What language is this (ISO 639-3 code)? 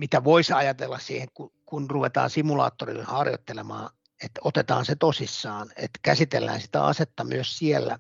fin